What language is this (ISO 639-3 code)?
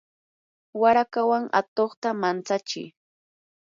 qur